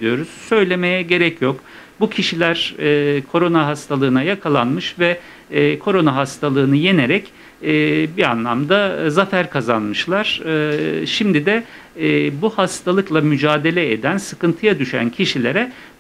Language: Turkish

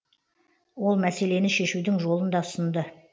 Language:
Kazakh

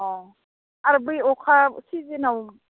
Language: Bodo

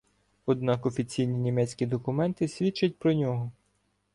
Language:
Ukrainian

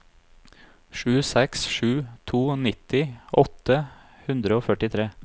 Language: Norwegian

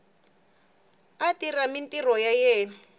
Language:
Tsonga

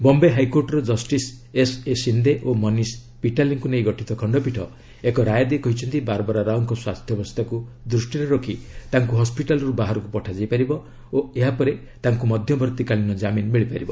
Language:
Odia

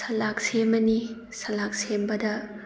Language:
Manipuri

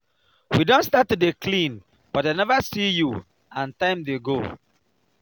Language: Nigerian Pidgin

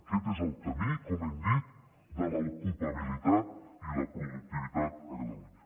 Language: Catalan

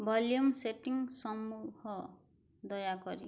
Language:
Odia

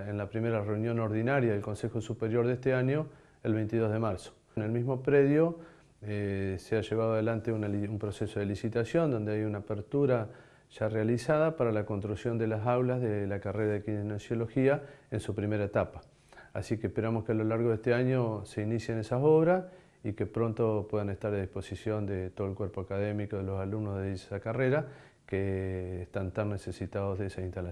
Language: Spanish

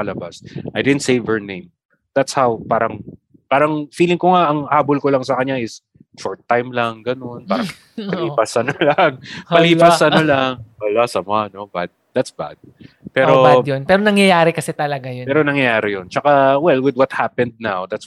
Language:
Filipino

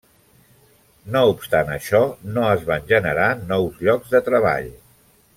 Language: Catalan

